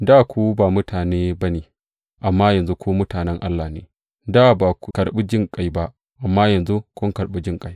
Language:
Hausa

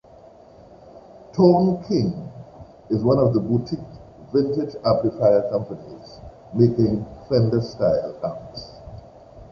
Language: English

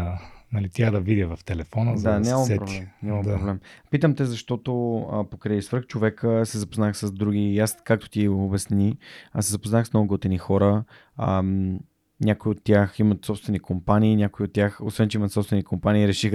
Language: Bulgarian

